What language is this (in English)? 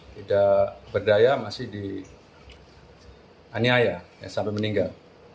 Indonesian